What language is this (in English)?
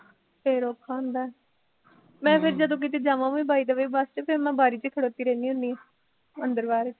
Punjabi